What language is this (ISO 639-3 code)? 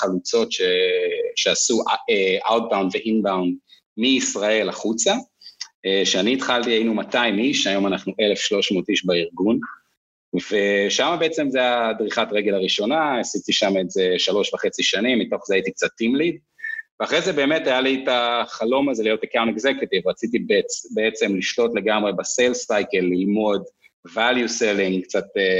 heb